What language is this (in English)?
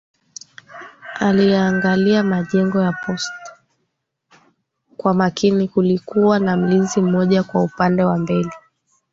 Swahili